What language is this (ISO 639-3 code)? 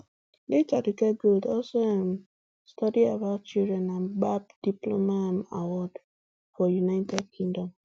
pcm